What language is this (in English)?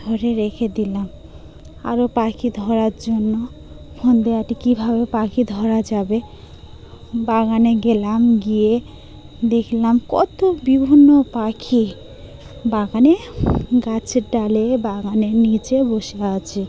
Bangla